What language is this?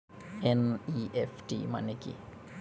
Bangla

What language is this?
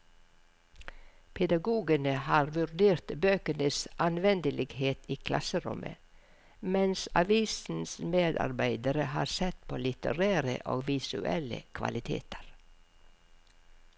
Norwegian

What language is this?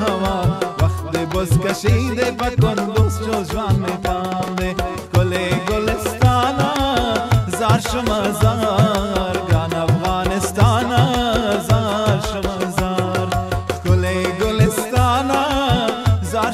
Arabic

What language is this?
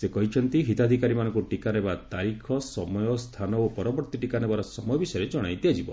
Odia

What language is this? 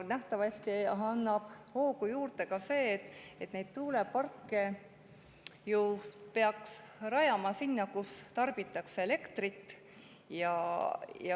Estonian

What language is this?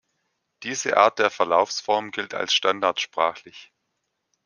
German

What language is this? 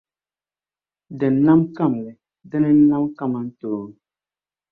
Dagbani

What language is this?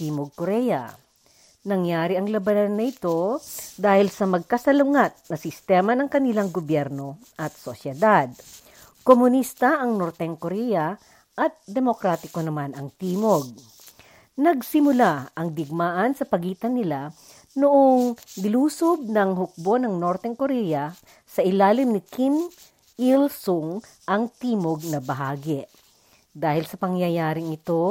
Filipino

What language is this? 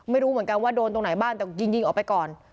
Thai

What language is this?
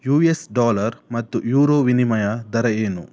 Kannada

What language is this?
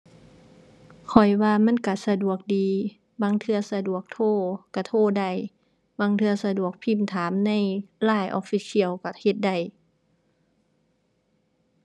Thai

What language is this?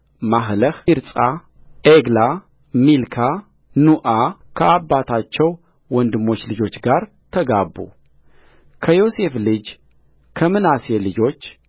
Amharic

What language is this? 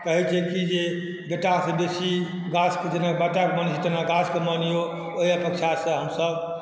Maithili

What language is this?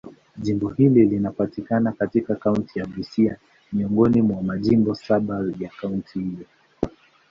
Swahili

